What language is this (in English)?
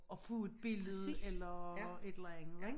Danish